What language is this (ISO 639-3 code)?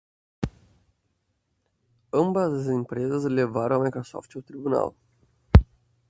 por